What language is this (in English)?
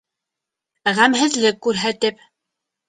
Bashkir